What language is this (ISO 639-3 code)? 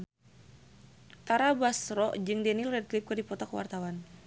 sun